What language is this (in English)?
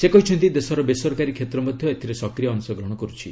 Odia